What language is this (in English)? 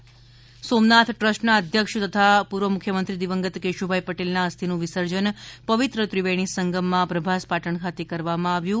Gujarati